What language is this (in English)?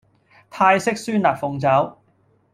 Cantonese